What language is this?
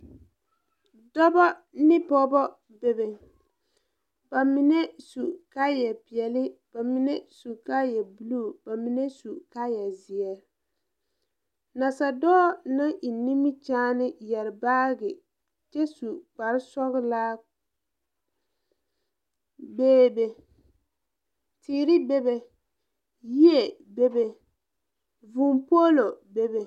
Southern Dagaare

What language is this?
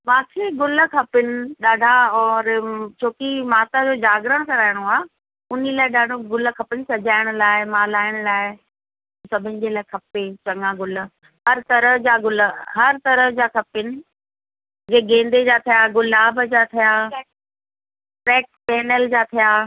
Sindhi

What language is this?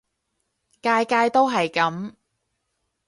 Cantonese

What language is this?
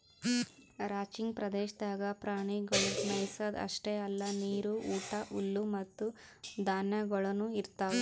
Kannada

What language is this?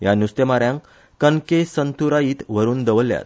Konkani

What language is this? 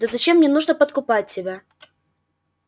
Russian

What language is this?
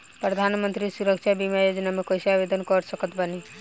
Bhojpuri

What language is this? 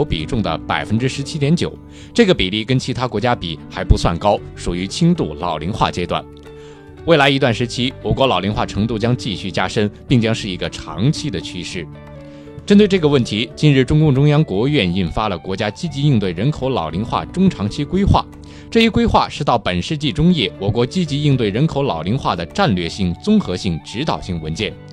Chinese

